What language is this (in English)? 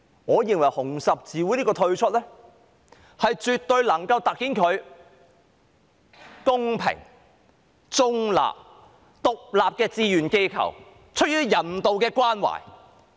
Cantonese